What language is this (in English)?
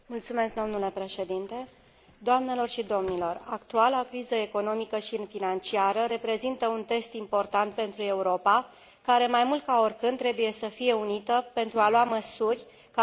Romanian